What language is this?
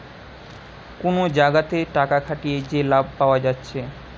Bangla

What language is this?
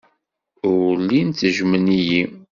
Kabyle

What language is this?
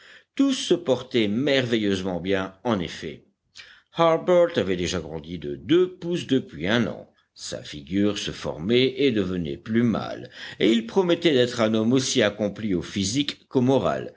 French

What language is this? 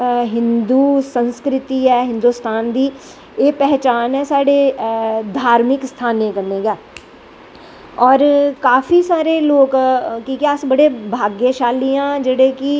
Dogri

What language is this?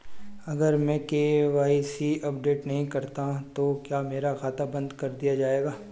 Hindi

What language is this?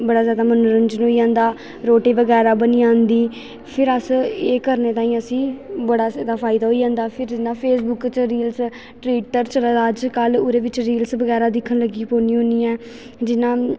Dogri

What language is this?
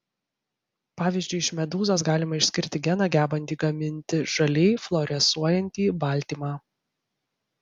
Lithuanian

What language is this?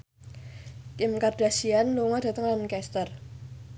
Javanese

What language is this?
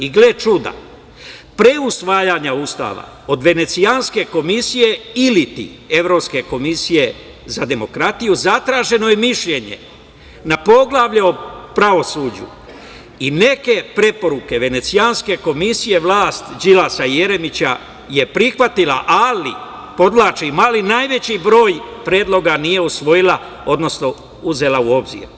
Serbian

